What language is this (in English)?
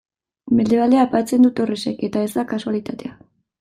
Basque